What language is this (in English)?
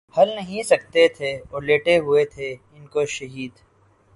Urdu